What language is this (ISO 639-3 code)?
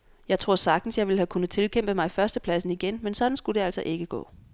dan